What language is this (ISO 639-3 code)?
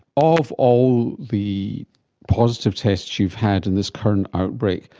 eng